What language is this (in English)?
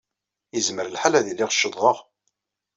Kabyle